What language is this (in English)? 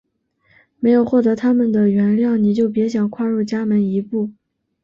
Chinese